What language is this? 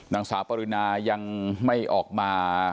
Thai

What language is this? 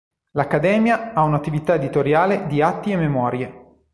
Italian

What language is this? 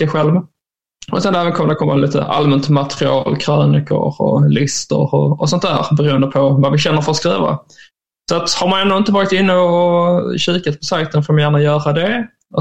Swedish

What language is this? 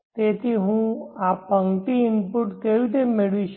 Gujarati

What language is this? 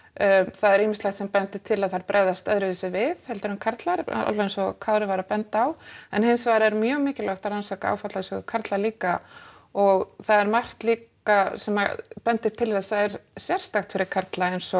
Icelandic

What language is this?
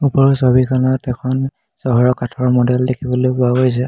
Assamese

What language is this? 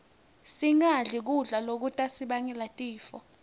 Swati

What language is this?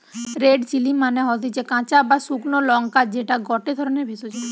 Bangla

